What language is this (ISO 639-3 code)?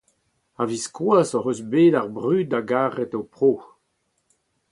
bre